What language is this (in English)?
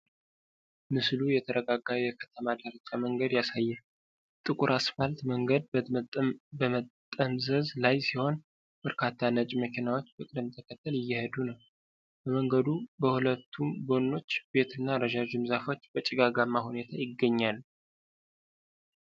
Amharic